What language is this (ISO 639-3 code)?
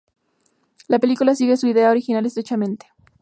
spa